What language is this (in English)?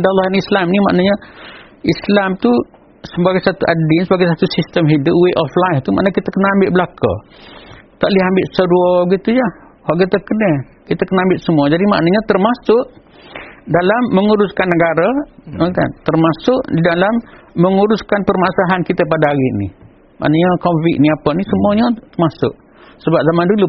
Malay